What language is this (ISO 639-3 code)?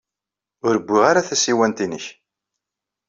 kab